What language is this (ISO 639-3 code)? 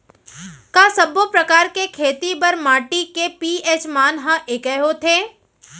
hne